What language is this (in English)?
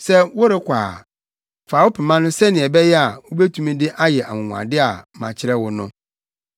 Akan